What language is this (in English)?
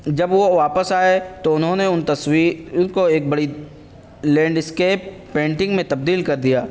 Urdu